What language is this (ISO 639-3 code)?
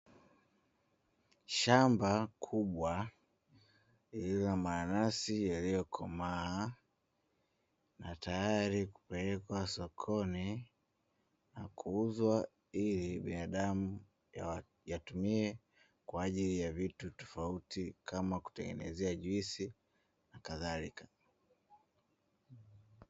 swa